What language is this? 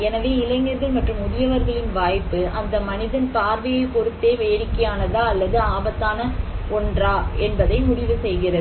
Tamil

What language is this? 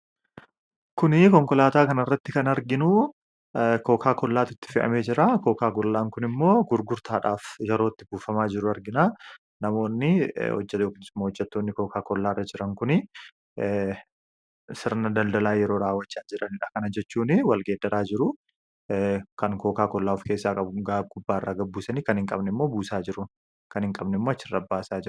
Oromo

